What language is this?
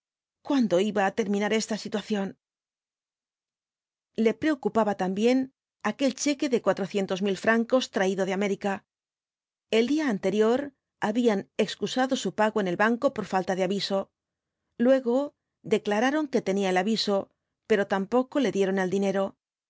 Spanish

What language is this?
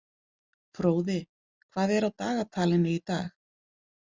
Icelandic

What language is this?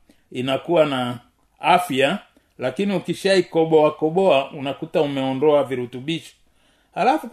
Swahili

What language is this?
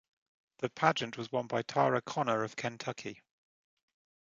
English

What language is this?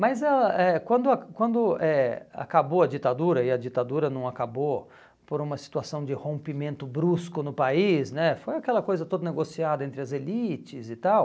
Portuguese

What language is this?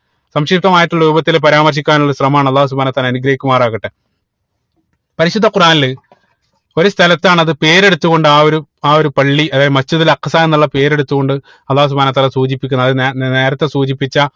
Malayalam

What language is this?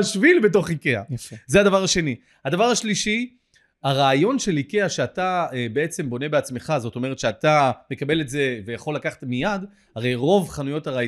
Hebrew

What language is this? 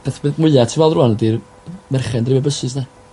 Welsh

